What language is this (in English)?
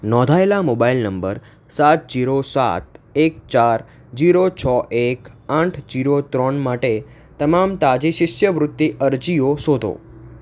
Gujarati